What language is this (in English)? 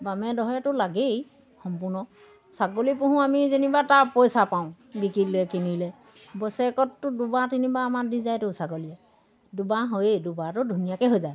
Assamese